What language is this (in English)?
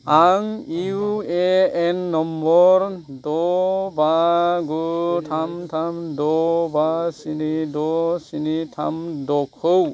Bodo